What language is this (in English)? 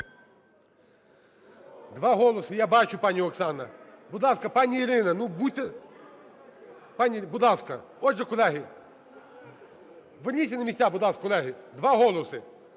Ukrainian